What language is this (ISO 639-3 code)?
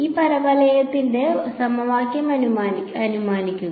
mal